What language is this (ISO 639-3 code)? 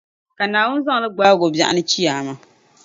dag